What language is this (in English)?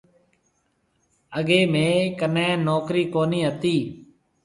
Marwari (Pakistan)